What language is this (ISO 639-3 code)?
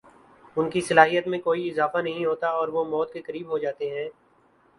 urd